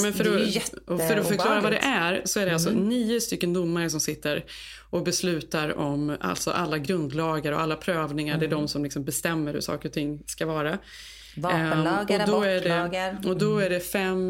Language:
Swedish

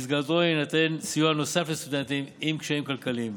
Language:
Hebrew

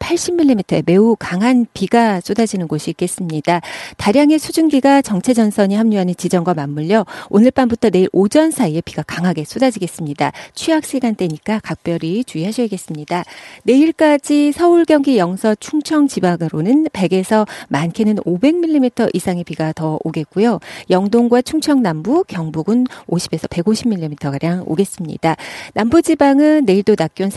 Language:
Korean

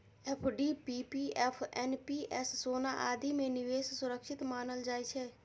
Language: Maithili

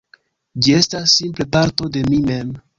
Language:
Esperanto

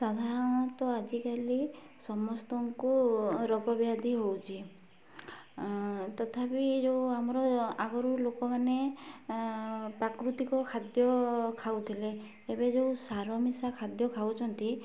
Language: Odia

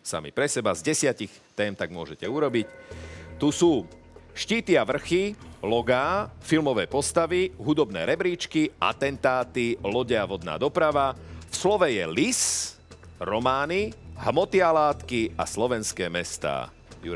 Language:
Slovak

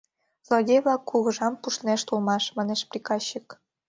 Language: Mari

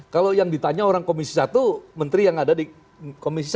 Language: Indonesian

